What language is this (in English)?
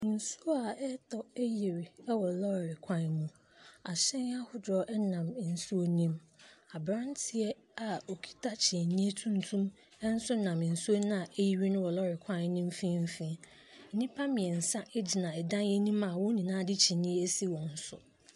Akan